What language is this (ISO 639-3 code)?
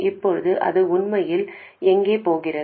tam